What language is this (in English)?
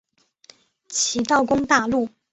Chinese